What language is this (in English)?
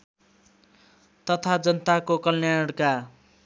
Nepali